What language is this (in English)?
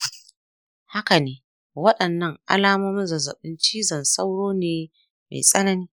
Hausa